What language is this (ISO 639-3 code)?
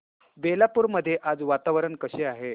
mar